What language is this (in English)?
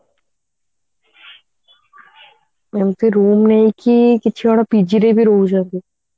Odia